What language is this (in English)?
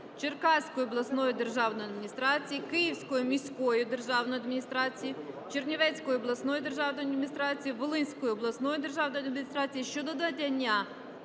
Ukrainian